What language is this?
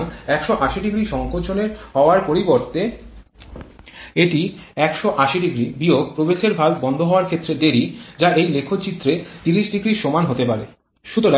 Bangla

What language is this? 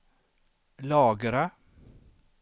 Swedish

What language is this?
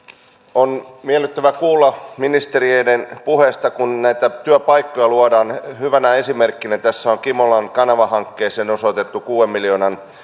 Finnish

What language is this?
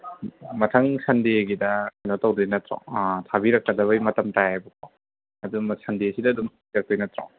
Manipuri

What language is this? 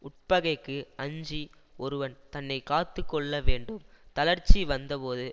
Tamil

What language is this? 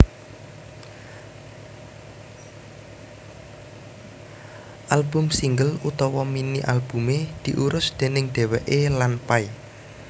Javanese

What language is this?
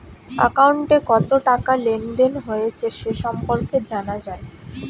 Bangla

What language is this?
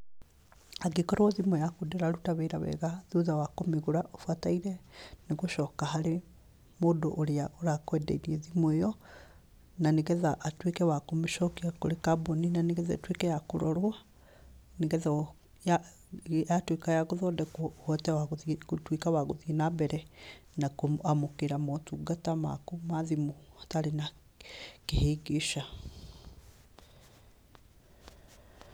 Kikuyu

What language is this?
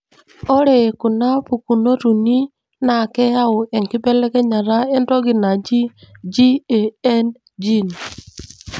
Masai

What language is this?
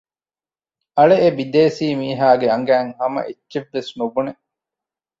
Divehi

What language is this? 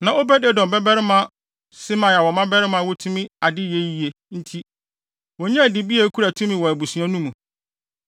Akan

